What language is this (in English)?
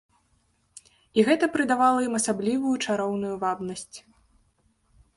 Belarusian